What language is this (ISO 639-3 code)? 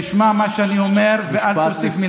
heb